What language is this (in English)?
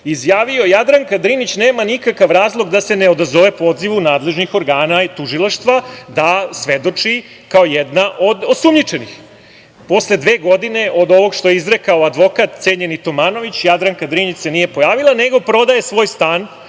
Serbian